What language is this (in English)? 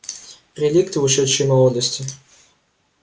Russian